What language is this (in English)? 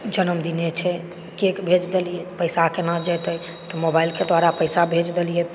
Maithili